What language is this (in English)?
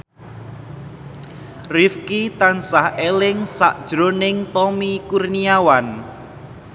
Javanese